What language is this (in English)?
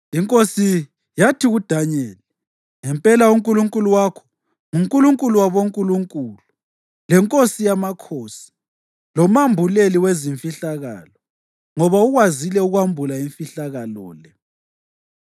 North Ndebele